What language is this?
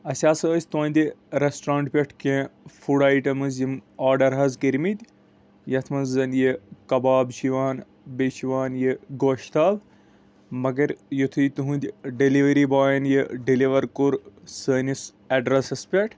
Kashmiri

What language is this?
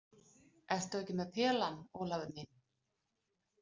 Icelandic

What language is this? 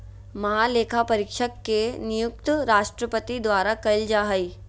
Magahi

